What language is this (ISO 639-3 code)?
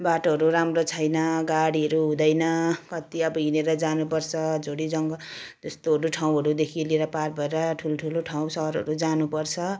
nep